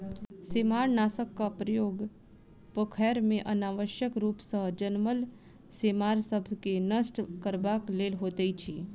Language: Maithili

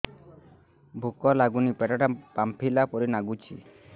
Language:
Odia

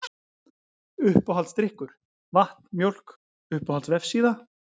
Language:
Icelandic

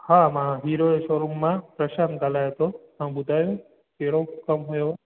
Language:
Sindhi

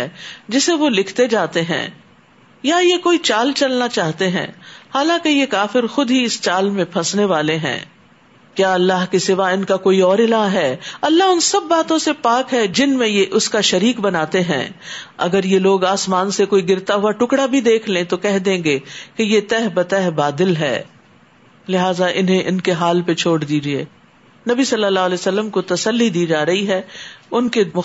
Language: Urdu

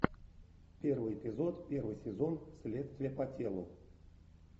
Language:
Russian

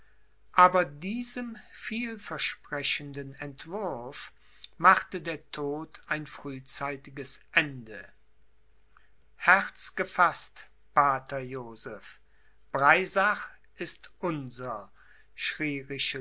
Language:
German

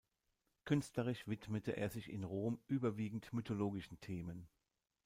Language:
German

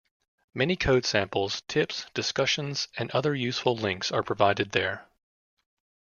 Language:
English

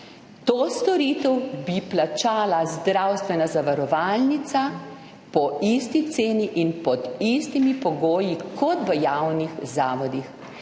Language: Slovenian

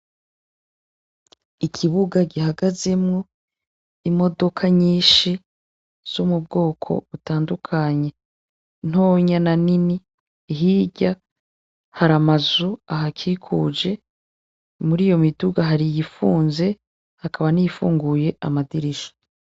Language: Rundi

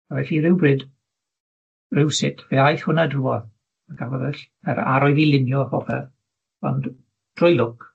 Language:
Welsh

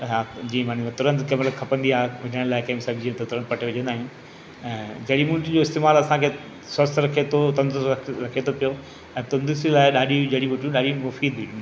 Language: Sindhi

